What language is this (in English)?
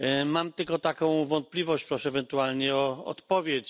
Polish